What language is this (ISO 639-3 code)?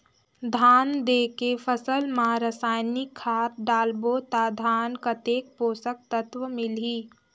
hne